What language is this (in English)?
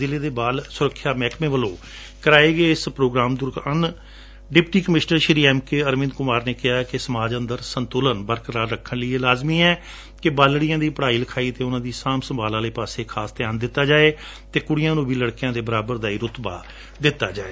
Punjabi